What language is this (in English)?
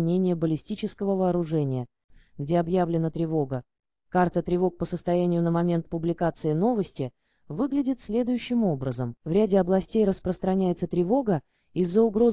Russian